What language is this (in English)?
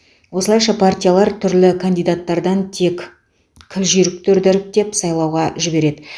Kazakh